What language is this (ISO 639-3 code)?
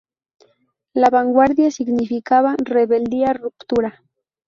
spa